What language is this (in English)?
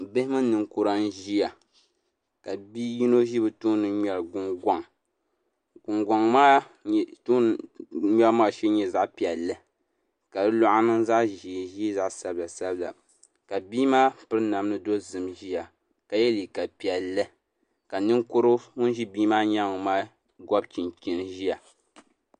Dagbani